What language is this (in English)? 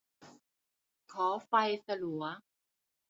Thai